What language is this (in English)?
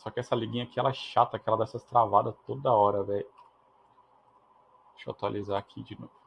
Portuguese